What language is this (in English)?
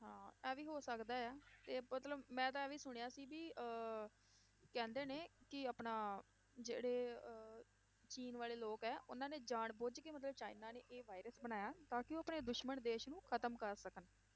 Punjabi